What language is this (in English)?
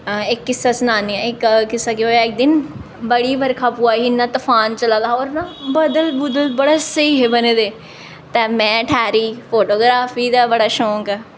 Dogri